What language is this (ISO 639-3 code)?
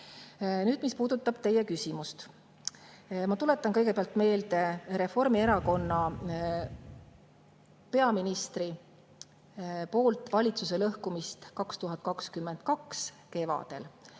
est